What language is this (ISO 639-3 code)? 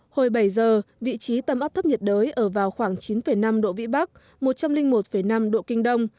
vie